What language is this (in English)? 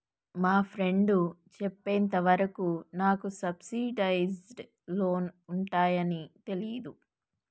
Telugu